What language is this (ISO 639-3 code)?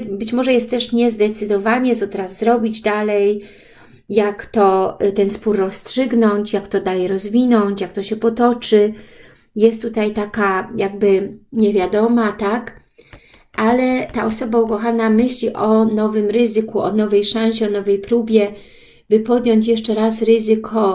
pol